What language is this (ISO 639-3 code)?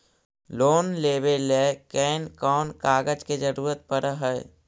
mag